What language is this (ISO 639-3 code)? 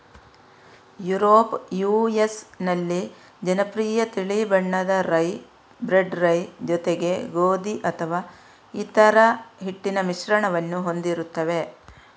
kan